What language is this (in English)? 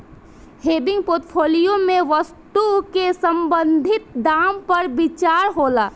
Bhojpuri